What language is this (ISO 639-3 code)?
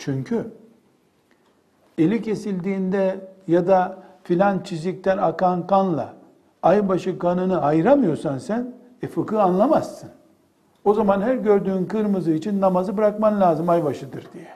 tur